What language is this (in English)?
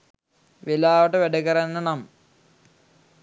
Sinhala